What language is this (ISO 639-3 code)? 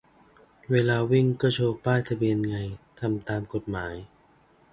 tha